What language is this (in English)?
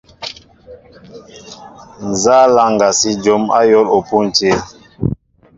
Mbo (Cameroon)